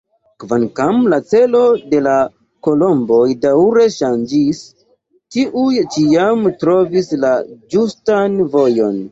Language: Esperanto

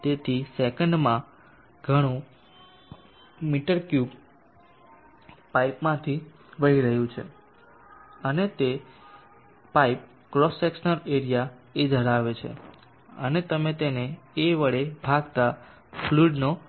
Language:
Gujarati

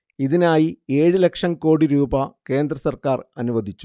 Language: Malayalam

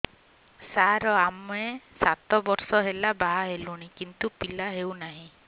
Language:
Odia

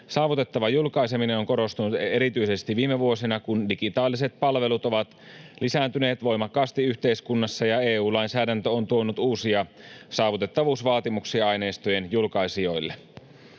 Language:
Finnish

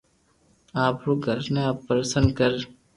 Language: Loarki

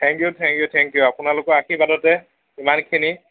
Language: Assamese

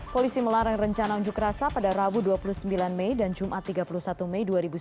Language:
Indonesian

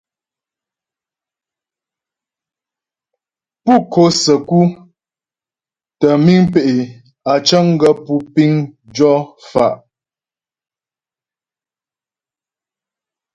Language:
Ghomala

